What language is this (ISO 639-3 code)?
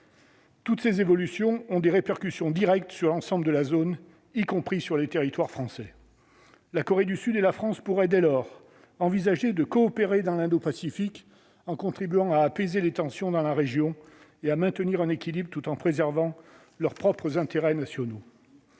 fra